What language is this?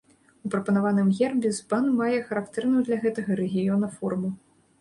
Belarusian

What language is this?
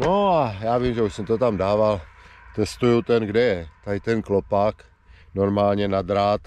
Czech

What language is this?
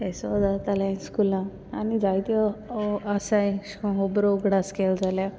Konkani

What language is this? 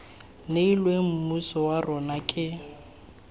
Tswana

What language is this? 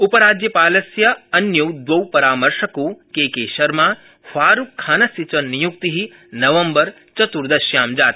Sanskrit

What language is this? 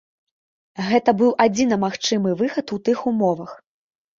Belarusian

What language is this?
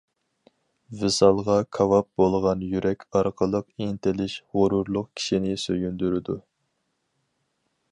Uyghur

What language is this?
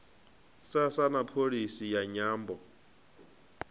Venda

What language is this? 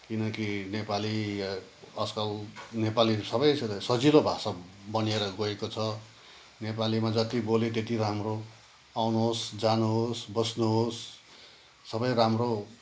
Nepali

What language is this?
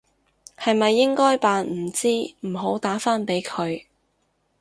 Cantonese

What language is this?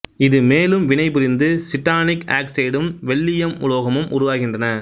Tamil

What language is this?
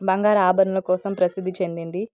Telugu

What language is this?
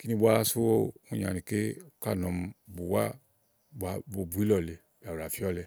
Igo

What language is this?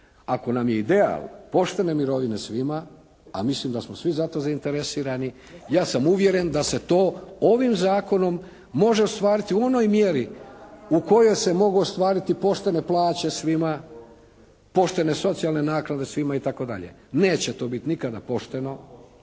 Croatian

